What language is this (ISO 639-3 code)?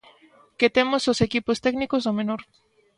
glg